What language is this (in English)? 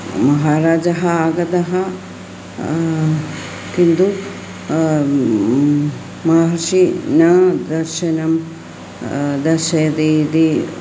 Sanskrit